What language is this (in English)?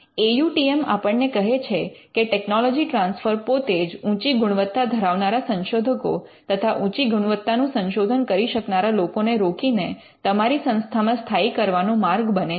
Gujarati